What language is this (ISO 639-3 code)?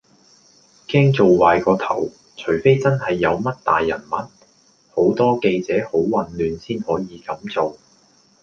yue